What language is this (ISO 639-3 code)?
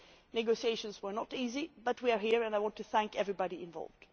eng